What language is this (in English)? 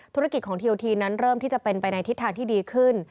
Thai